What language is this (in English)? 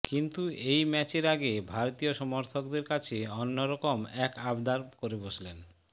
Bangla